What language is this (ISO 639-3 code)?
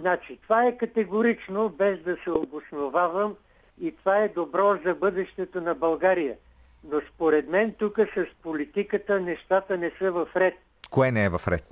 bul